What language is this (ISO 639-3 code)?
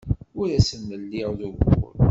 kab